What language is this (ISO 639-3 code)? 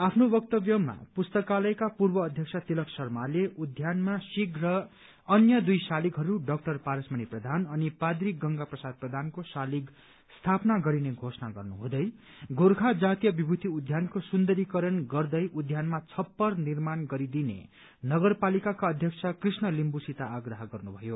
nep